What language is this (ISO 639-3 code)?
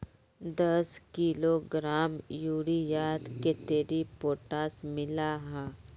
mag